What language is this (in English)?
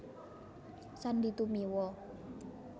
Javanese